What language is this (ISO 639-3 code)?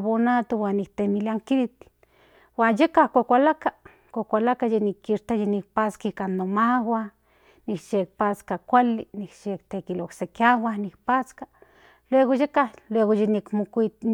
nhn